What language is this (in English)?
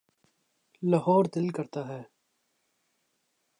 Urdu